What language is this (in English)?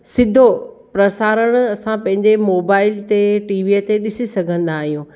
Sindhi